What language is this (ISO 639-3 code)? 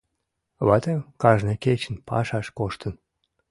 chm